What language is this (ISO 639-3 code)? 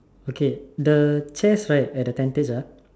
eng